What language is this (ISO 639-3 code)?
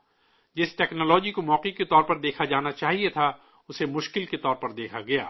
urd